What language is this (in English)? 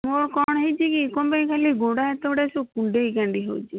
Odia